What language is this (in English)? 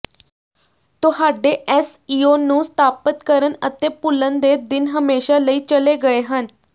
Punjabi